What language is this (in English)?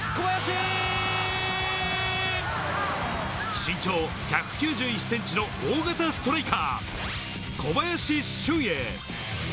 Japanese